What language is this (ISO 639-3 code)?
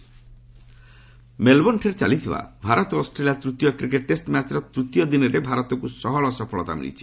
ori